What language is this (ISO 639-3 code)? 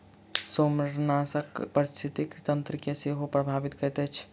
mai